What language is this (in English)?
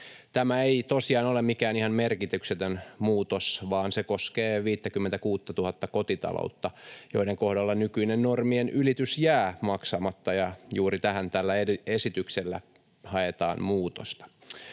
Finnish